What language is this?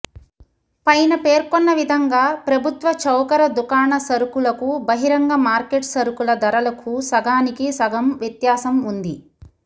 Telugu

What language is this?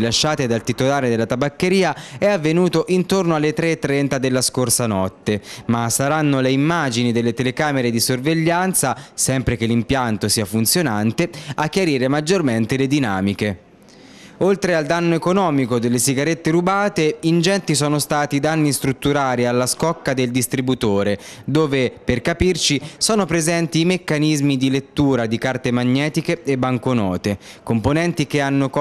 Italian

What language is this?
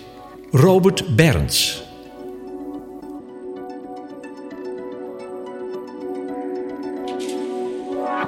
Dutch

